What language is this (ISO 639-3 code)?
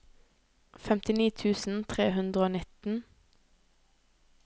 nor